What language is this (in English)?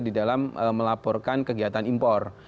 Indonesian